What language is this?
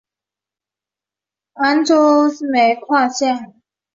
Chinese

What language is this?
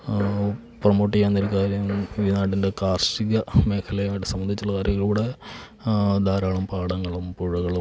Malayalam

